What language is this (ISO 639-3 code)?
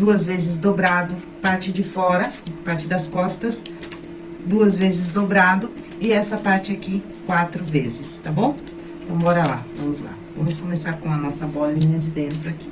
por